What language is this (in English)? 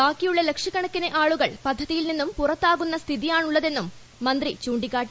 Malayalam